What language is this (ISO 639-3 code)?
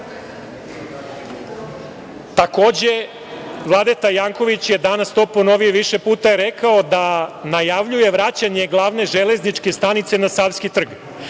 srp